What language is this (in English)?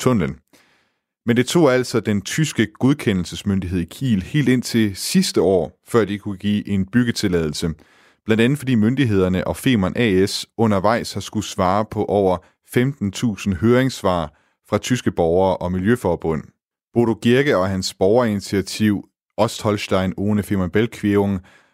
Danish